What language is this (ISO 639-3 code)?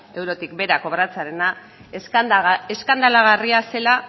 eus